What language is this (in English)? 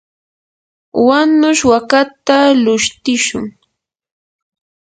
Yanahuanca Pasco Quechua